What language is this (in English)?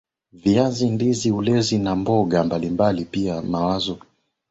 Swahili